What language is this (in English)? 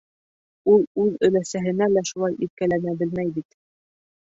Bashkir